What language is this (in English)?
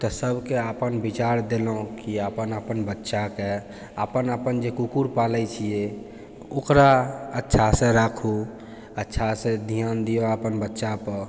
Maithili